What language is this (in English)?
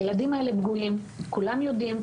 Hebrew